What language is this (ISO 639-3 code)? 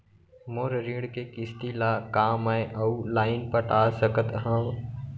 hne